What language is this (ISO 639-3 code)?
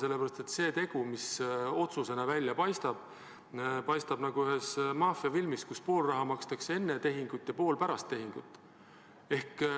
est